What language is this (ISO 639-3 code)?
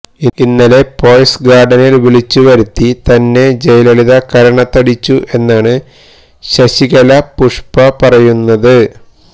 mal